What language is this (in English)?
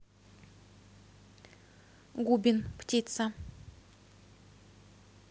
Russian